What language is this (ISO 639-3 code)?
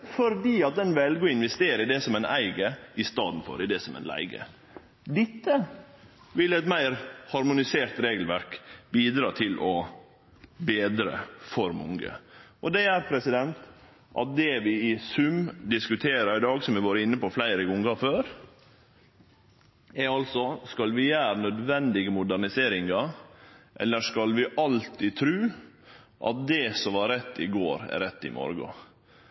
nno